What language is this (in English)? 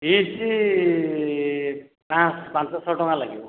Odia